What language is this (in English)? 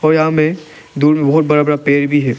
Hindi